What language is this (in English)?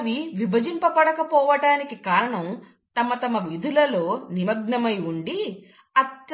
Telugu